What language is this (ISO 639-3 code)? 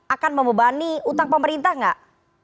ind